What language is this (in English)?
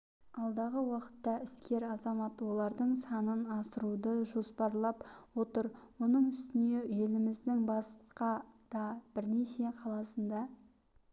Kazakh